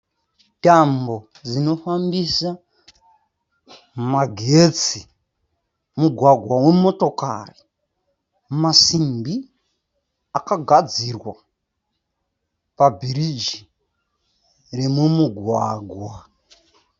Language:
Shona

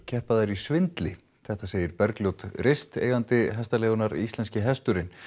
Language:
Icelandic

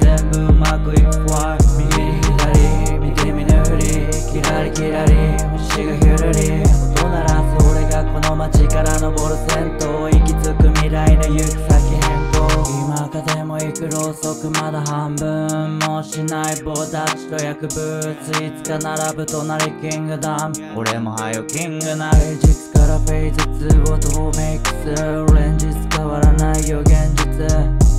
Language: Japanese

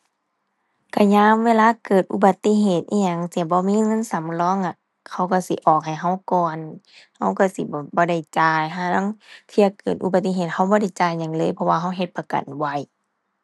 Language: Thai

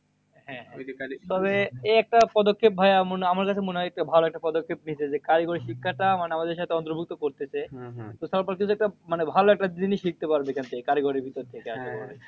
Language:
Bangla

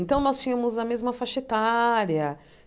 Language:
Portuguese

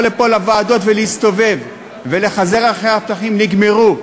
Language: Hebrew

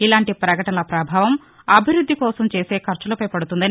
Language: Telugu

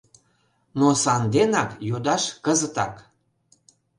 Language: Mari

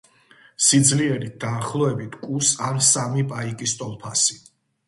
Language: Georgian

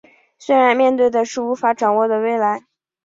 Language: Chinese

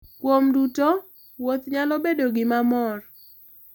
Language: Luo (Kenya and Tanzania)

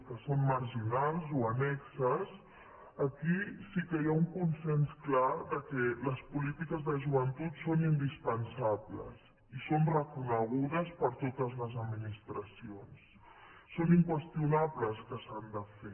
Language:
Catalan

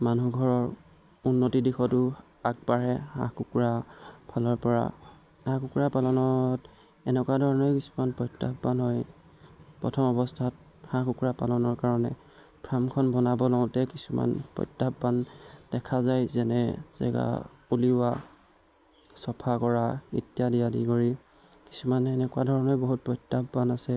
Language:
Assamese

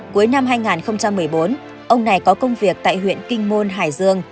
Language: Vietnamese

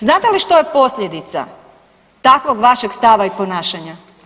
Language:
Croatian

